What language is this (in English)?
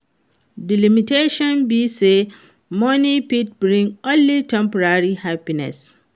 Nigerian Pidgin